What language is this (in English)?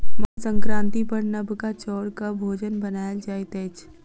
Maithili